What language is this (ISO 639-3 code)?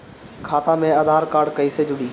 bho